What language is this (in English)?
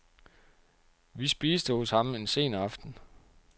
Danish